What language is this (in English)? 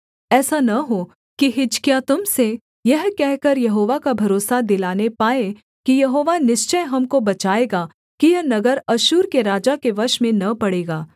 Hindi